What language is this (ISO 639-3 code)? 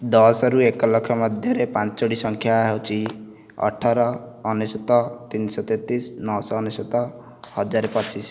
ori